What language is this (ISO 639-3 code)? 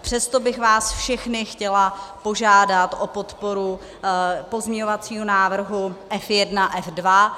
ces